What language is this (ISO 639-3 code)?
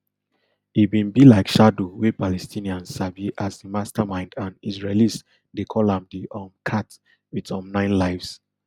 pcm